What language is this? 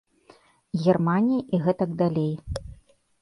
Belarusian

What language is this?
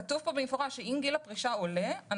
Hebrew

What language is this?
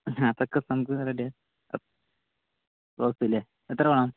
Malayalam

